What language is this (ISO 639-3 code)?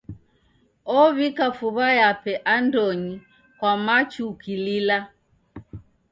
dav